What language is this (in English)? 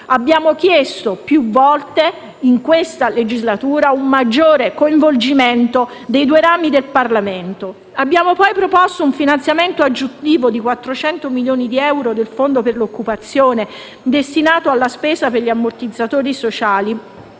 Italian